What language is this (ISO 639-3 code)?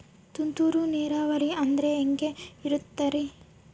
kan